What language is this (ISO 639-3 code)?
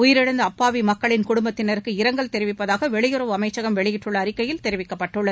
tam